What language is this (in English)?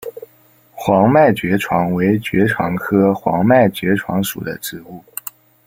Chinese